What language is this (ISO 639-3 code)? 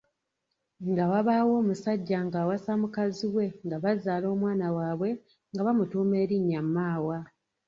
lug